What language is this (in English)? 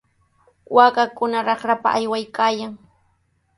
Sihuas Ancash Quechua